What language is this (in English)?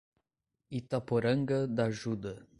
Portuguese